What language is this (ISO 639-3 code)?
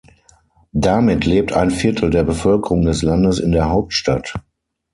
deu